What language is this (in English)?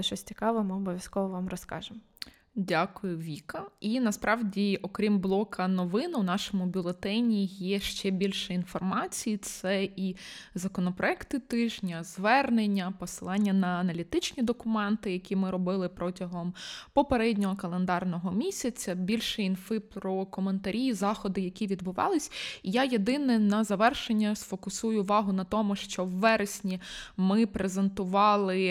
Ukrainian